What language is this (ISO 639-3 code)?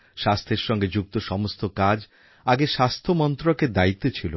ben